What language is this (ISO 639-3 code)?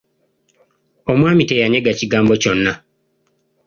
lug